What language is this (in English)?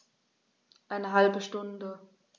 German